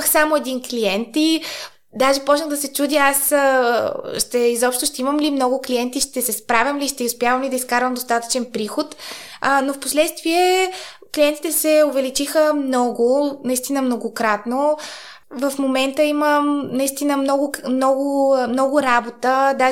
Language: Bulgarian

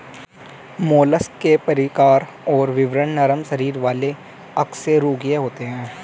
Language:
Hindi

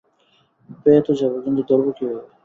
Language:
Bangla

